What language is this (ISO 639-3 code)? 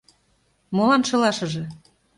chm